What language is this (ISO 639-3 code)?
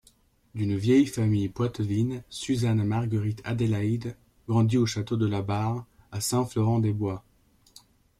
fra